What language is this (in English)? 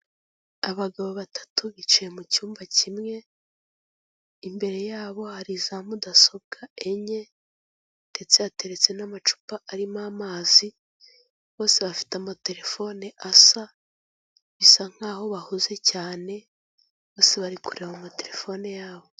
Kinyarwanda